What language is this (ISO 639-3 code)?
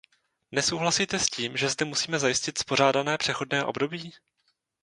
ces